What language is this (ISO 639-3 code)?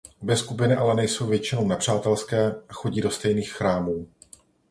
ces